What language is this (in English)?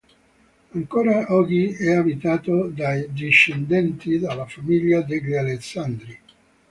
Italian